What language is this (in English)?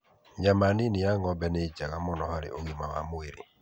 Kikuyu